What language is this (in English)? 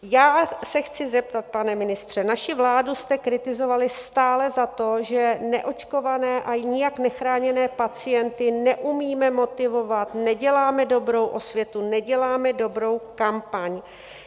Czech